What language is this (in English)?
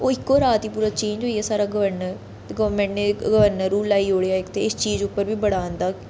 Dogri